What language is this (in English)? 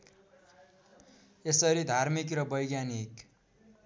Nepali